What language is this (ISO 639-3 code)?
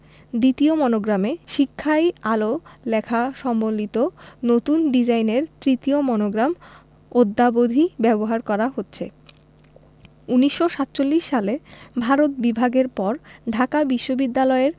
ben